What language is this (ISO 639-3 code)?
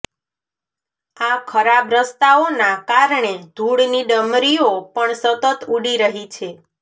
guj